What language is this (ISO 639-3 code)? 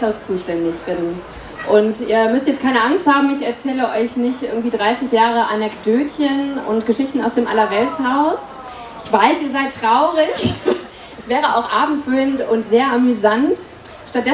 deu